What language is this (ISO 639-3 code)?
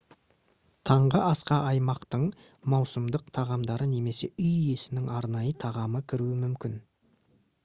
kaz